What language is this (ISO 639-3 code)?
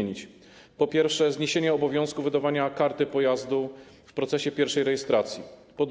pol